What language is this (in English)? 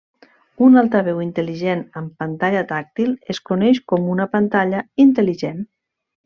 Catalan